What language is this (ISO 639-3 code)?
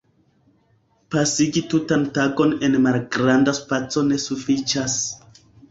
epo